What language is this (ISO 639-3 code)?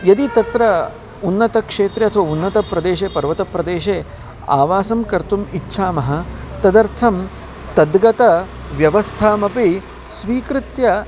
san